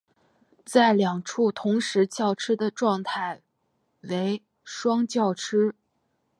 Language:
Chinese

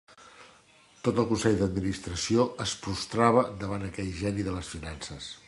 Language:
Catalan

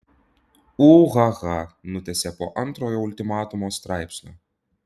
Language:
Lithuanian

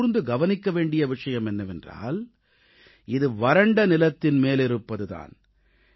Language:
Tamil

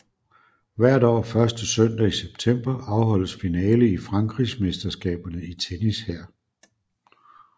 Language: Danish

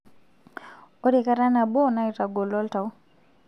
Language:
Masai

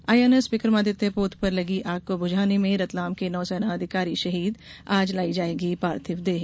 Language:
Hindi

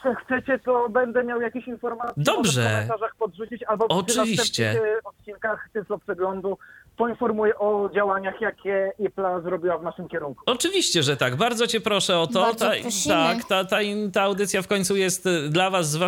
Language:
Polish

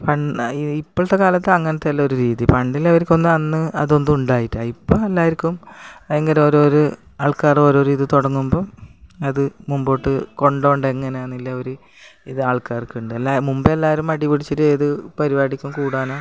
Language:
Malayalam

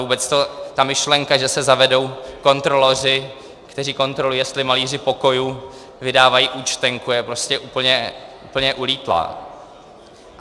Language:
Czech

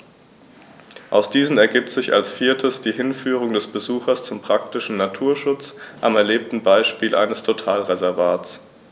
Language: German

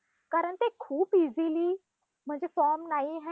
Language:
Marathi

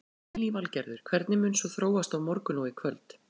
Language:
Icelandic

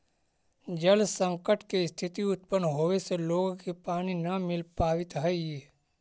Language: Magahi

